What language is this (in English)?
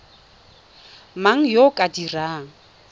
Tswana